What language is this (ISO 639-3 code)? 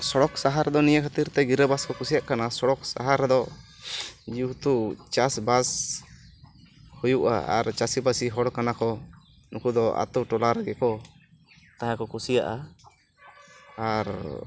sat